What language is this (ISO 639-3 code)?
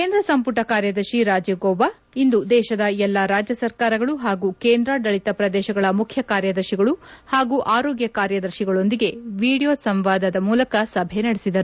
kan